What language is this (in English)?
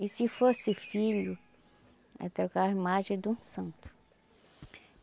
Portuguese